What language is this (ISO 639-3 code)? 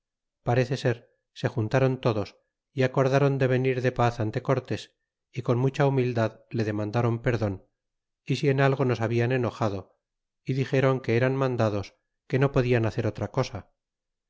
spa